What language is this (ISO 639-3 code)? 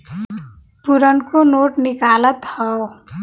bho